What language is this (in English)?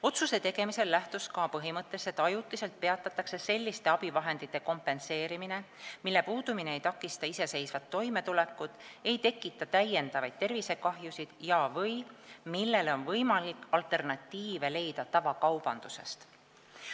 Estonian